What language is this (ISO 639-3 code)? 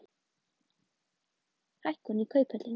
isl